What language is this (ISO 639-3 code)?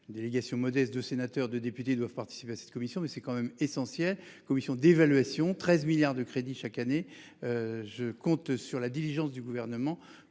fra